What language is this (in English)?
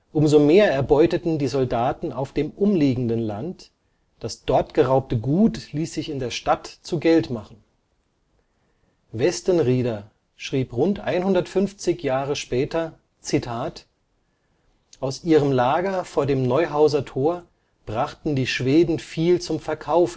German